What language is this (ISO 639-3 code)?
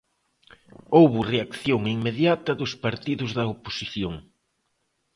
glg